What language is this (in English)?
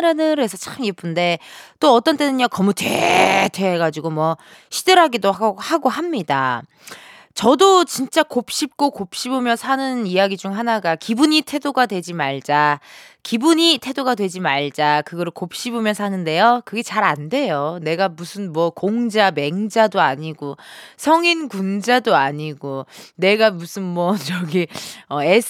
Korean